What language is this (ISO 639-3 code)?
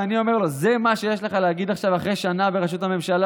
heb